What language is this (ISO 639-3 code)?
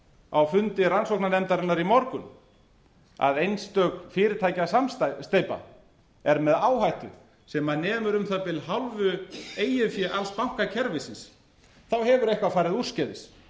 isl